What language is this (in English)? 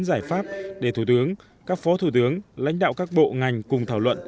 Vietnamese